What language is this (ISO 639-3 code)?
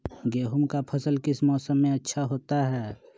mag